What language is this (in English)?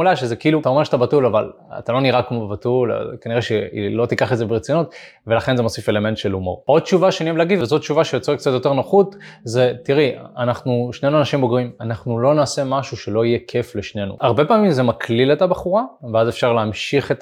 Hebrew